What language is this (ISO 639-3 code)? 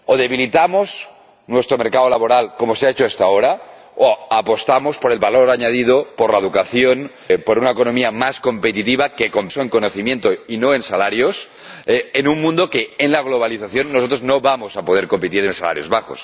spa